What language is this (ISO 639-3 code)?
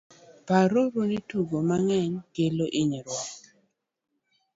luo